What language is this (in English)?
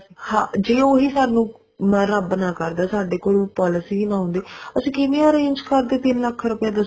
Punjabi